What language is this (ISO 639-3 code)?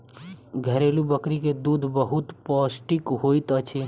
mai